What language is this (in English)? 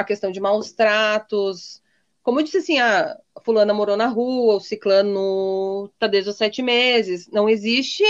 Portuguese